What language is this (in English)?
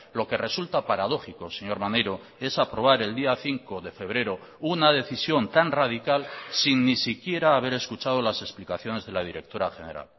Spanish